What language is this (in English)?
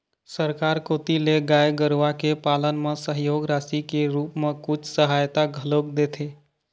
Chhattisgarhi